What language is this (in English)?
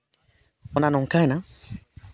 Santali